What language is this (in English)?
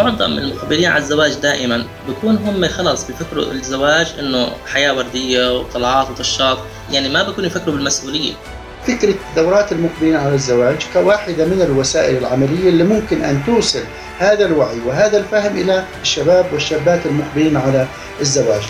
Arabic